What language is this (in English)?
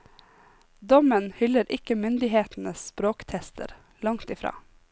Norwegian